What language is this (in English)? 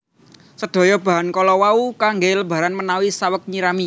Javanese